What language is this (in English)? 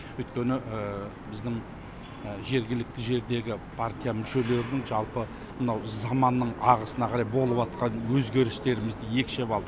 Kazakh